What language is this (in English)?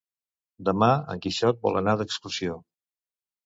Catalan